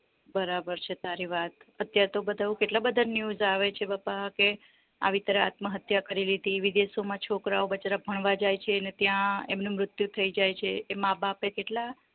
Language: Gujarati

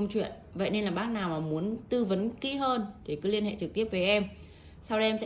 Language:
Vietnamese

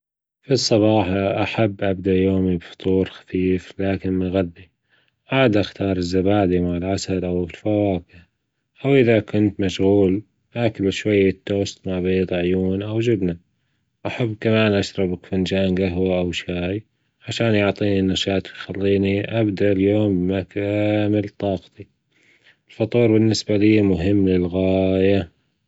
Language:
Gulf Arabic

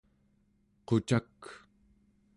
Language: Central Yupik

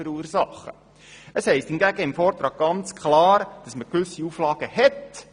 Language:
Swiss German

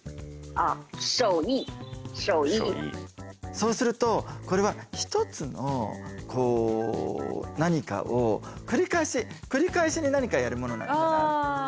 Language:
Japanese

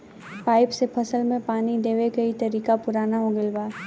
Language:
Bhojpuri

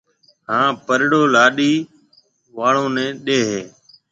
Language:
Marwari (Pakistan)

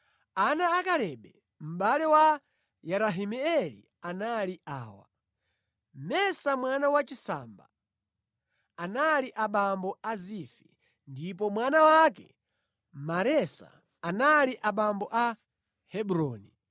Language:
Nyanja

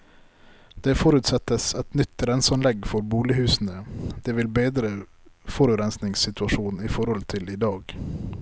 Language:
Norwegian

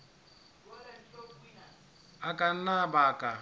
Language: Southern Sotho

